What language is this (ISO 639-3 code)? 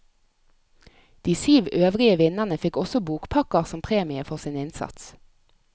nor